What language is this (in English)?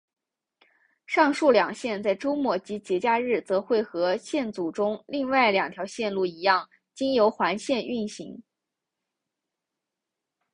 Chinese